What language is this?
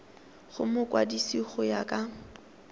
Tswana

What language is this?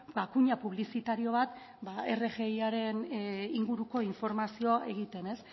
Basque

